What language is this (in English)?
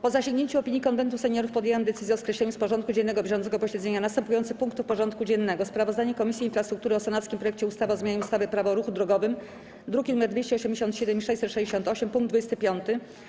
Polish